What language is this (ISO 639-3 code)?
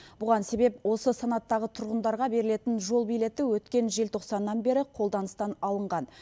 kaz